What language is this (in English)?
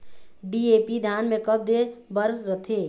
Chhattisgarhi